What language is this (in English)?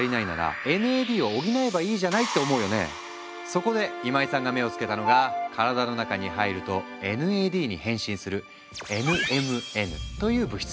Japanese